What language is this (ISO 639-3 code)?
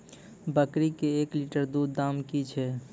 mai